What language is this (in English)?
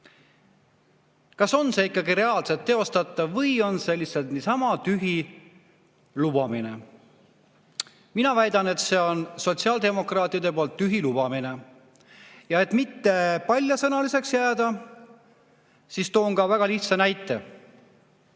Estonian